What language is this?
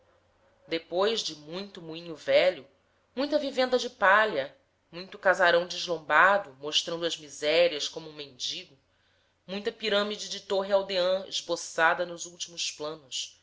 Portuguese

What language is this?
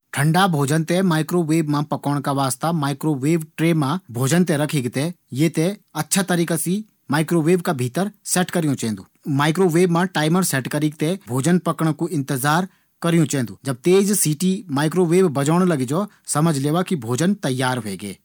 Garhwali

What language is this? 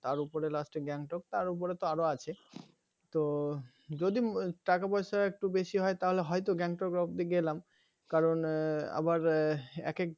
Bangla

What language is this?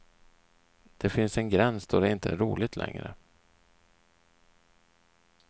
Swedish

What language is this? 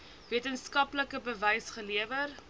Afrikaans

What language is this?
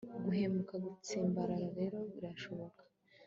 Kinyarwanda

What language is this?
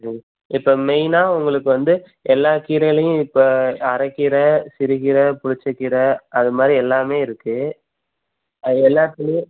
Tamil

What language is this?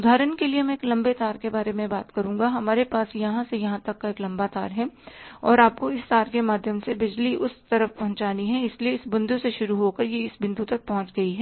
Hindi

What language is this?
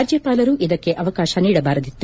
Kannada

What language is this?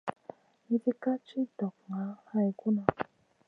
Masana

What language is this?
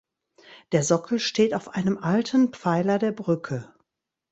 German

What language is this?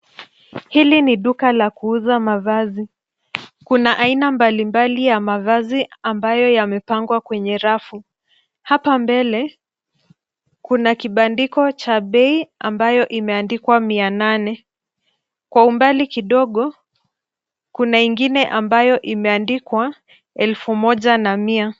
Swahili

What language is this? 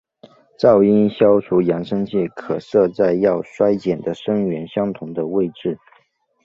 Chinese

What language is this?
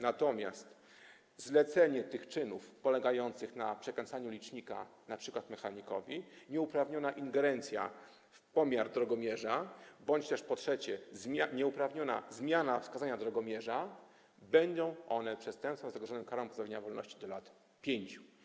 Polish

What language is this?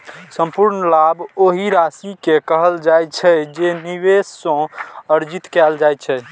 Maithili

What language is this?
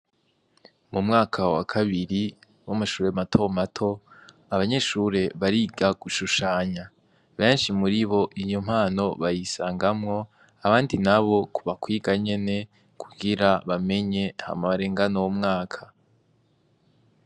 Rundi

